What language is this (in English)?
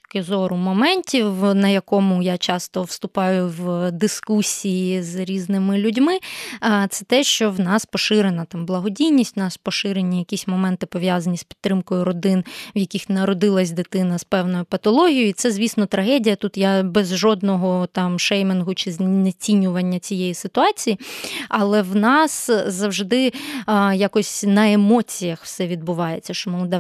Ukrainian